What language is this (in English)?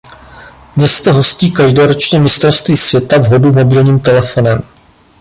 Czech